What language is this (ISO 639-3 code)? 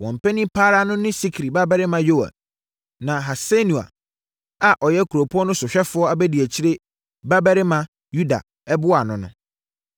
aka